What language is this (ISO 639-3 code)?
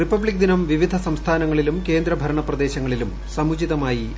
mal